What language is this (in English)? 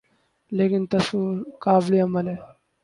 Urdu